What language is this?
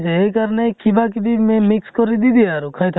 Assamese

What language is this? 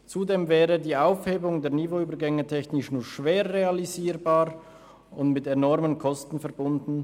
Swiss German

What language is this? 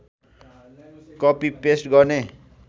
Nepali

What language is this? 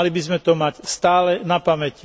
Slovak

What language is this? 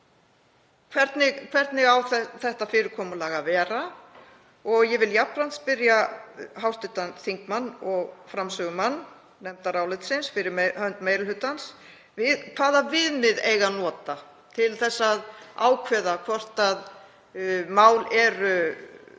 Icelandic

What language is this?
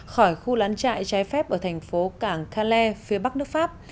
Vietnamese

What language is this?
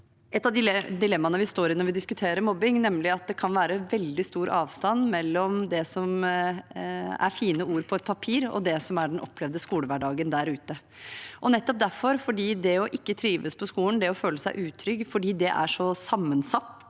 Norwegian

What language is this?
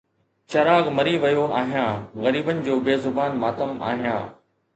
Sindhi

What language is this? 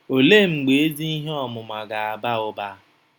Igbo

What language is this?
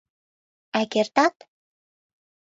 Mari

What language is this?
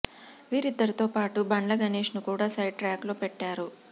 Telugu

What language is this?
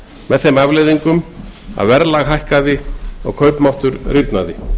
Icelandic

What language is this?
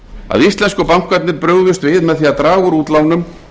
Icelandic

